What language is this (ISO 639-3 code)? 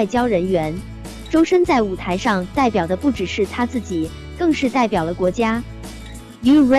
zho